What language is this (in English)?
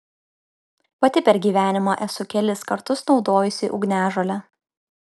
Lithuanian